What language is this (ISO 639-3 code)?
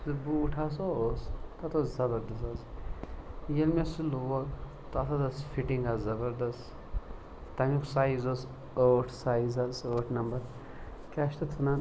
kas